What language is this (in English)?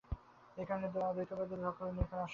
Bangla